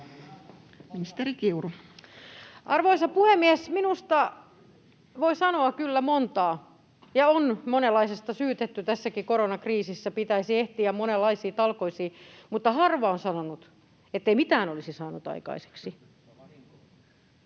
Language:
Finnish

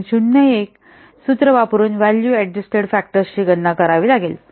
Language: Marathi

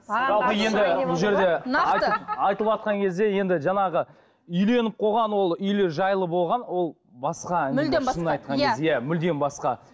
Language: Kazakh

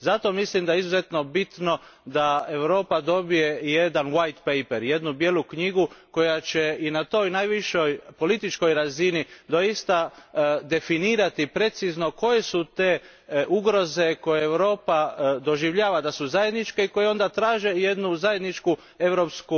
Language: Croatian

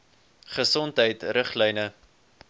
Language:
Afrikaans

